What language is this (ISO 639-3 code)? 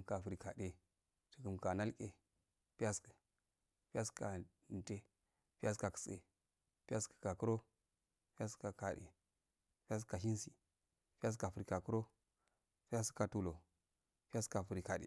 aal